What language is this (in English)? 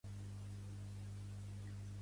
Catalan